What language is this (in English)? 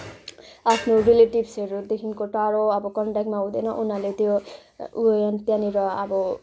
Nepali